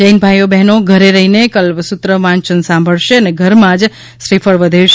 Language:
Gujarati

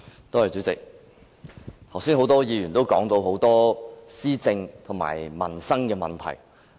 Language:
Cantonese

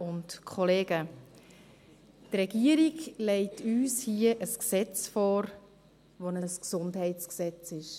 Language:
Swiss German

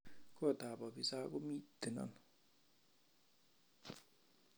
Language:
Kalenjin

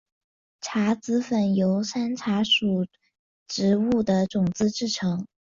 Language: Chinese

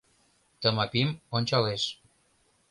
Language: Mari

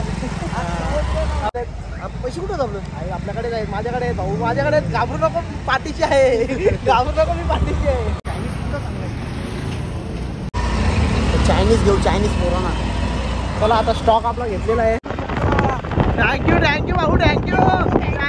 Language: Marathi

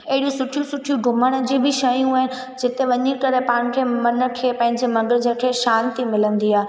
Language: Sindhi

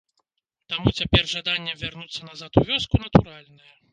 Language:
Belarusian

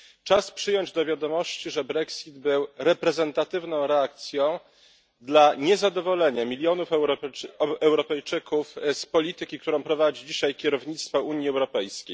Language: Polish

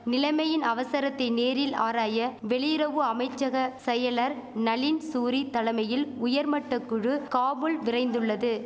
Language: Tamil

